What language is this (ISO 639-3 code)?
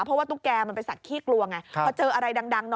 tha